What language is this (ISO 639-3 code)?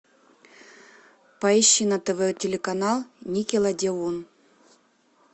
rus